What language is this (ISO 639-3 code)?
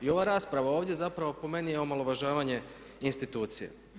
hrv